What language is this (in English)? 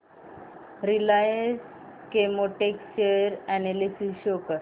Marathi